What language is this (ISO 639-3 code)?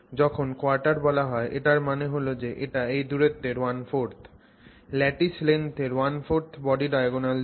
ben